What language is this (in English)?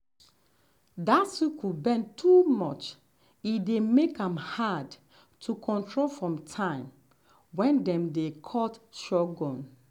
Nigerian Pidgin